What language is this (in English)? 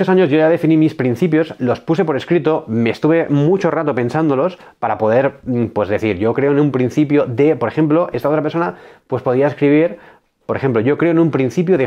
Spanish